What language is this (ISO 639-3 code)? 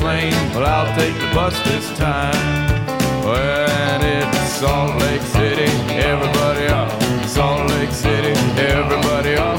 fin